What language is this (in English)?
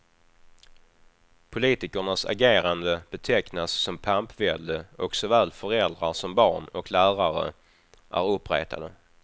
Swedish